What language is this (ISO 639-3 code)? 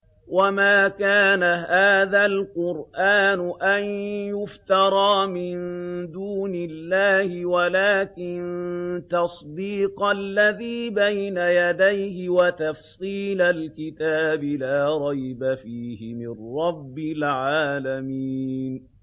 ara